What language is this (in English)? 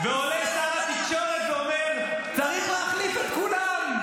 Hebrew